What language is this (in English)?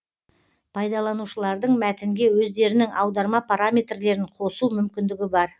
Kazakh